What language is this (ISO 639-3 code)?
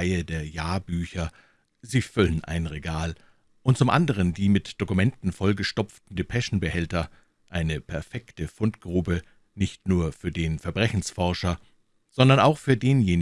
deu